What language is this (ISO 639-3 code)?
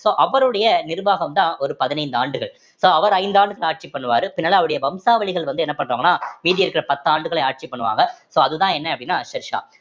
tam